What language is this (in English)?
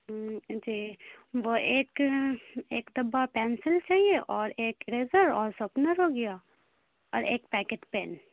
Urdu